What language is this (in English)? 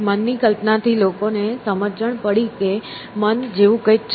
Gujarati